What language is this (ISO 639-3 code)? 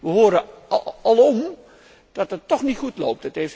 nld